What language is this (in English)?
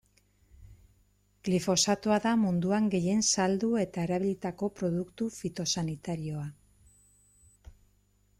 Basque